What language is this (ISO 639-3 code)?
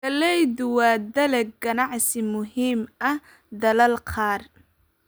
som